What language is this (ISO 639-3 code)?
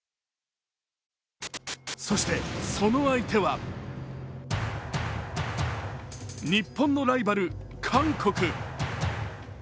jpn